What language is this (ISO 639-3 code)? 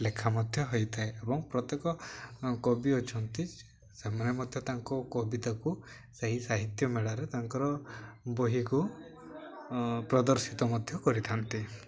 ori